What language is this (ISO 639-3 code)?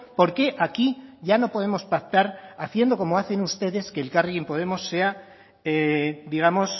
spa